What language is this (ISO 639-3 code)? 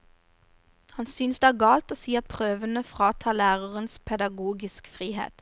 nor